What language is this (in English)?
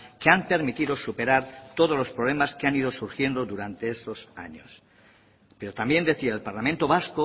Spanish